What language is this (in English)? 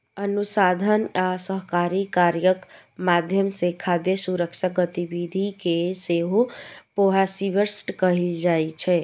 Maithili